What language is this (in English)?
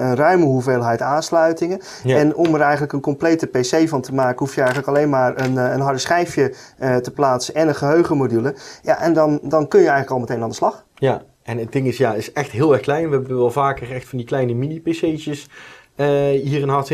Dutch